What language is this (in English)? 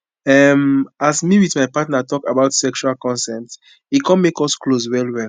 Nigerian Pidgin